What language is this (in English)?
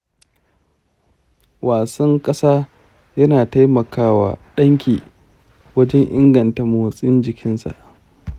Hausa